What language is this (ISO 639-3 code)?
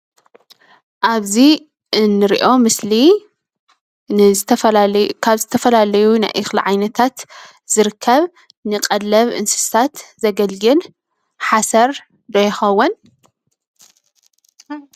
tir